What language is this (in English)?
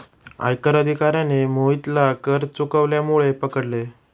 Marathi